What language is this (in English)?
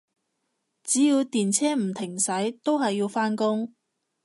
Cantonese